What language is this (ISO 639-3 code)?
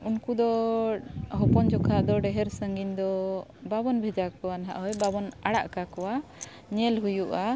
sat